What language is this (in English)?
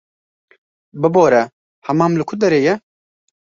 Kurdish